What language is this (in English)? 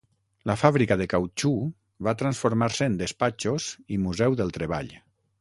Catalan